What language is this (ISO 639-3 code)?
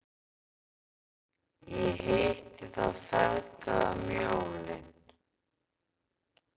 isl